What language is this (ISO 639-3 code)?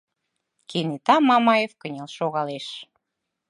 chm